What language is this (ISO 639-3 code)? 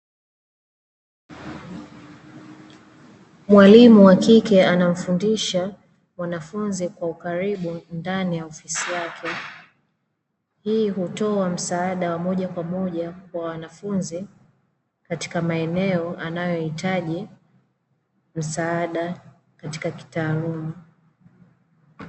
swa